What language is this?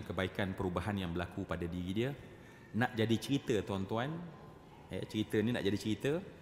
Malay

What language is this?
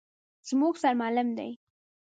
Pashto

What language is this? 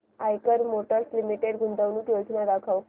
Marathi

